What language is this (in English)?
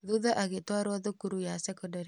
Kikuyu